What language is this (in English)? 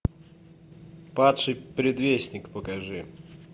Russian